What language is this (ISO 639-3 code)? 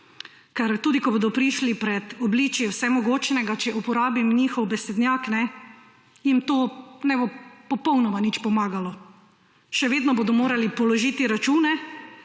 slv